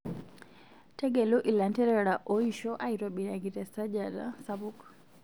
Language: Masai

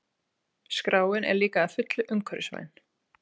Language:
Icelandic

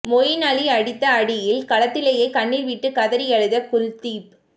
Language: Tamil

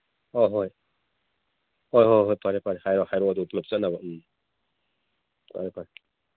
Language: Manipuri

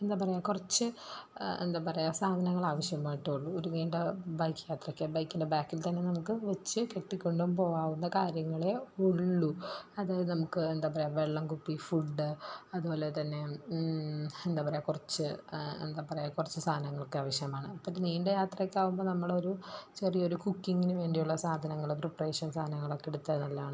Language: Malayalam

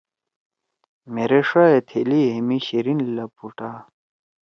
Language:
Torwali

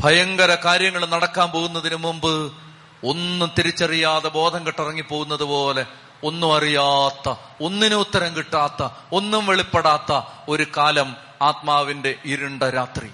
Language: Malayalam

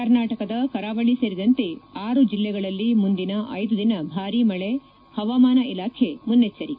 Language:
Kannada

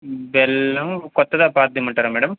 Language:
Telugu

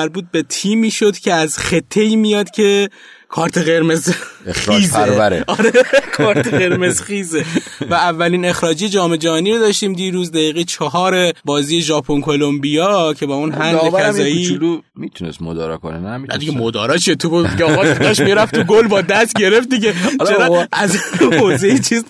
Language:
Persian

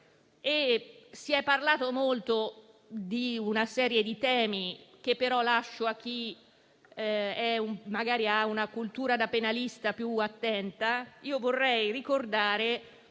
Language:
Italian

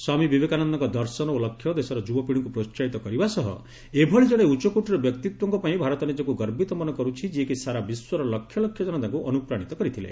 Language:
Odia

